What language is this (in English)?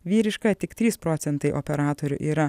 Lithuanian